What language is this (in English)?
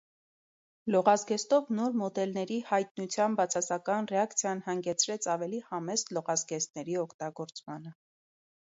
Armenian